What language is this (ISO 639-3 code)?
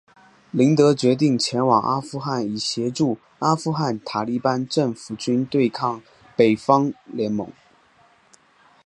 zho